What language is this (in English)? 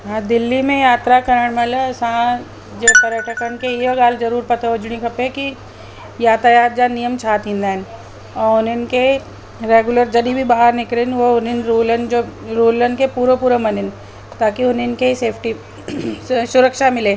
Sindhi